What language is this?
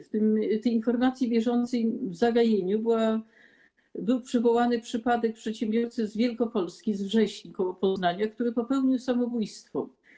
Polish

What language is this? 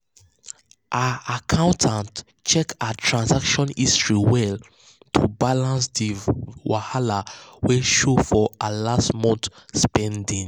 Nigerian Pidgin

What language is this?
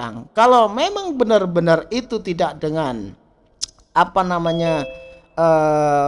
Indonesian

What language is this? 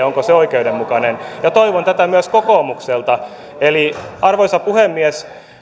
Finnish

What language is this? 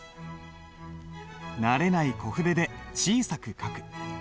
Japanese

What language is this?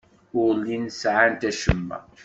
Kabyle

